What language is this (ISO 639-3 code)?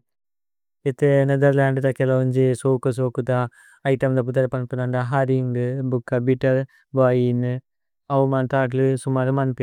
tcy